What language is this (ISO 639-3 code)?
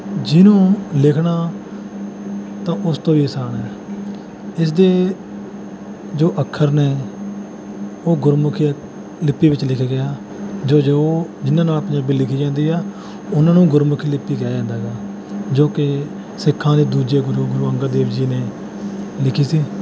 pan